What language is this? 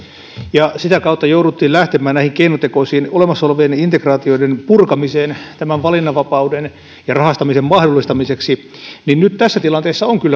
Finnish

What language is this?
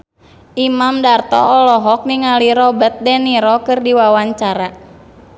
Sundanese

